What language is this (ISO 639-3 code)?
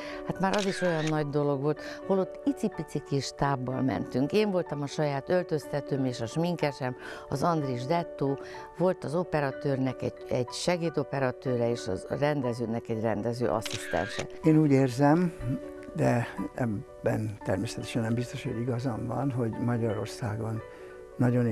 hun